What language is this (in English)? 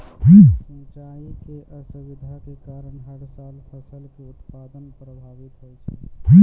Maithili